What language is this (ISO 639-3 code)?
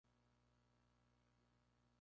spa